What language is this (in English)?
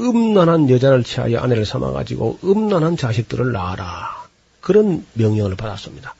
Korean